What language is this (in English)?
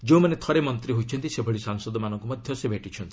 Odia